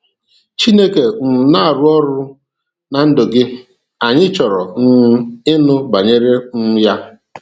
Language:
Igbo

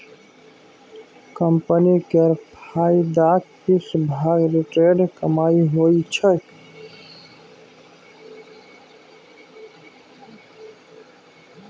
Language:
Maithili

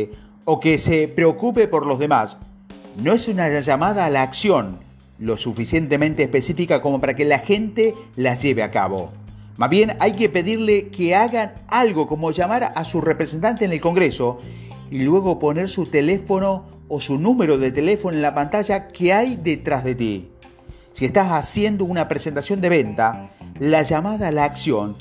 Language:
Spanish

